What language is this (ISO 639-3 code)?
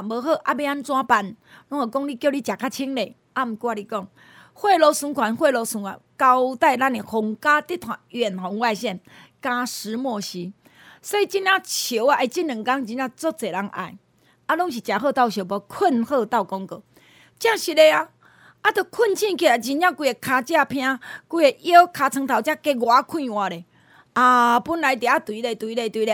zho